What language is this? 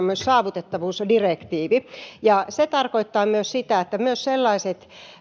Finnish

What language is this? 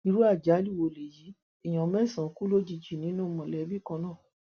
Yoruba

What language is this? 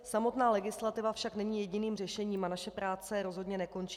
Czech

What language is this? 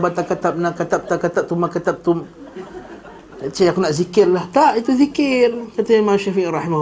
Malay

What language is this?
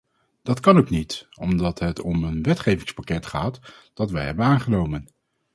Dutch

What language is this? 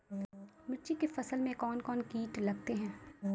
Maithili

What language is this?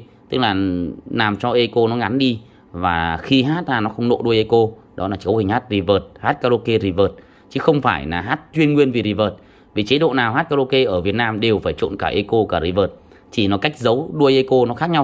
Vietnamese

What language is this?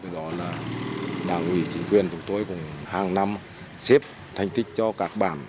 Vietnamese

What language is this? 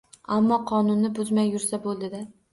Uzbek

